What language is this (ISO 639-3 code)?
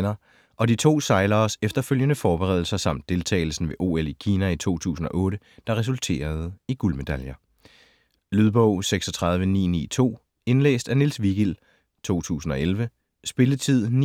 dan